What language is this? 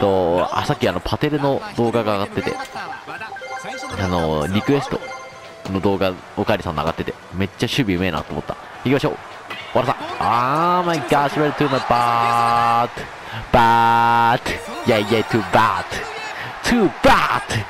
Japanese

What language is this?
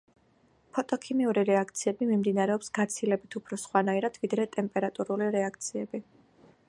Georgian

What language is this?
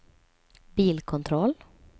Swedish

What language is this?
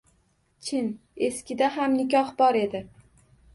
Uzbek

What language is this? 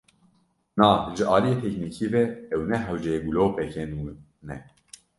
Kurdish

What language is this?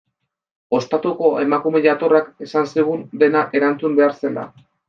Basque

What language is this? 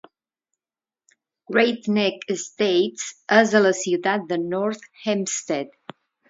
Catalan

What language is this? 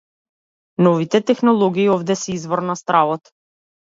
Macedonian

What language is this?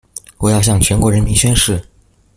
Chinese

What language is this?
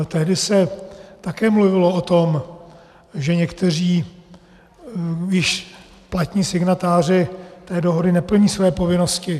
Czech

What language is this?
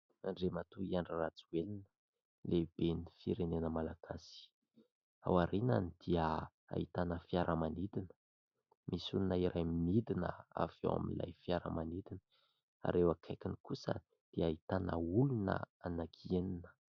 Malagasy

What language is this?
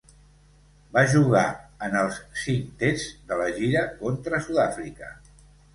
Catalan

